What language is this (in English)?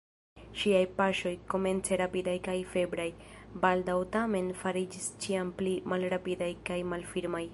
Esperanto